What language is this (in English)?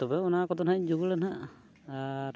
Santali